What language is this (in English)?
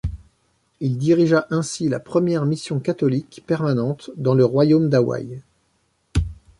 French